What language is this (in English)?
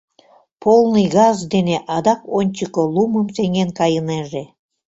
Mari